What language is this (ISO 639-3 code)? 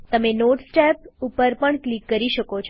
guj